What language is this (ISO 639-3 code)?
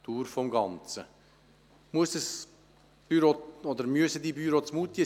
gsw